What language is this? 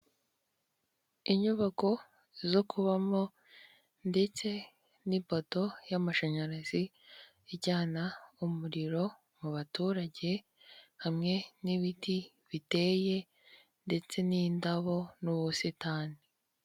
Kinyarwanda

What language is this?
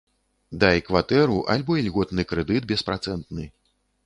Belarusian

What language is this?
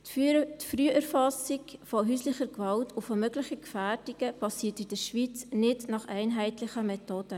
Swiss German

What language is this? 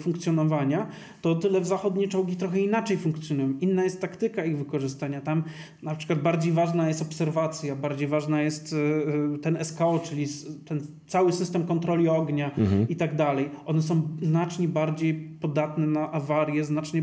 Polish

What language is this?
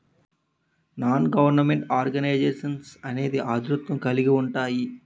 Telugu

